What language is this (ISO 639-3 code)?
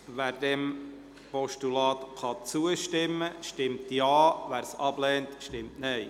gsw